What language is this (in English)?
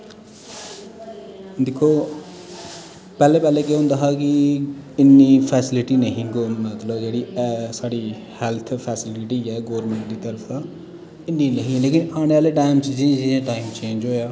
Dogri